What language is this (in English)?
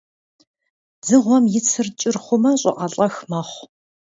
Kabardian